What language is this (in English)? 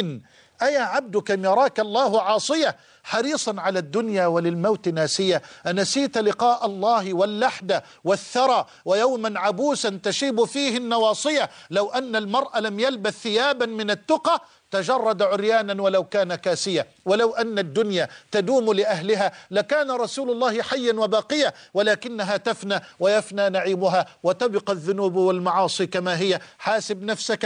Arabic